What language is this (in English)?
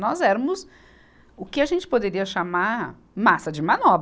Portuguese